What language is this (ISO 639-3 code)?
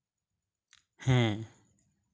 sat